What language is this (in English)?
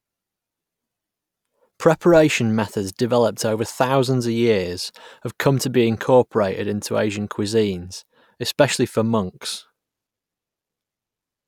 English